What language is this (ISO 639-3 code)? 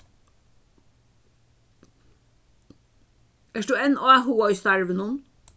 fao